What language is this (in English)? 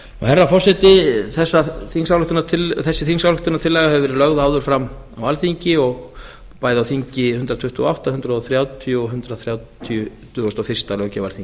Icelandic